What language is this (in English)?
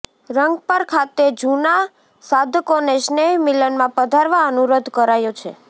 Gujarati